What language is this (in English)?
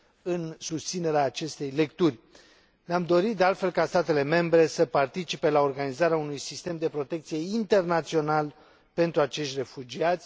Romanian